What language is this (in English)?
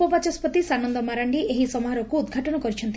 Odia